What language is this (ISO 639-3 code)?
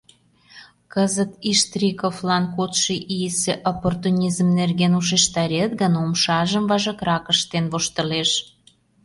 chm